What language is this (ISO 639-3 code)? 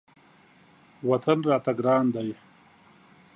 pus